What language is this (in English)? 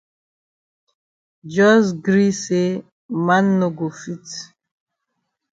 Cameroon Pidgin